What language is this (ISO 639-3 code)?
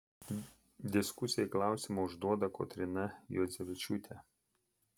lit